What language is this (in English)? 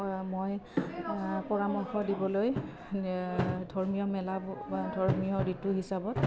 Assamese